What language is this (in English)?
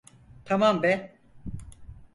Turkish